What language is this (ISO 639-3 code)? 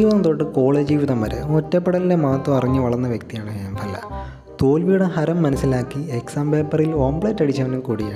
mal